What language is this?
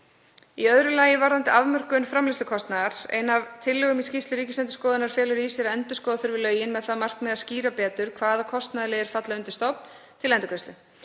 Icelandic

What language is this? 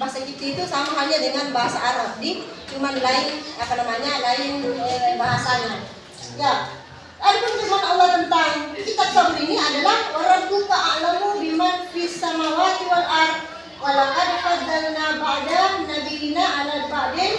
Indonesian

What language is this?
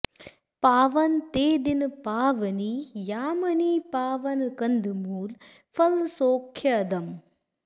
Sanskrit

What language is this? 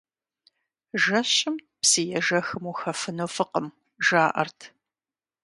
Kabardian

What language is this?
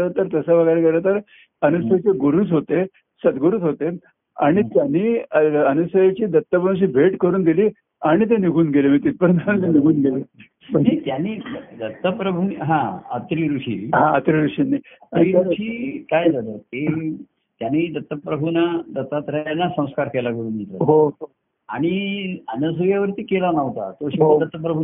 Marathi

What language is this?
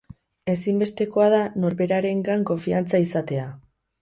Basque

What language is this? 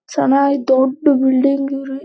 Kannada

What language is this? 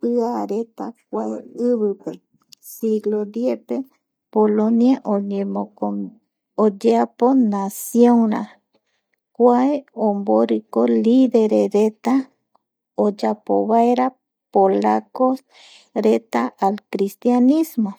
Eastern Bolivian Guaraní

